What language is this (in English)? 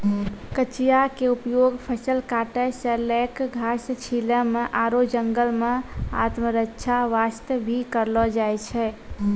Maithili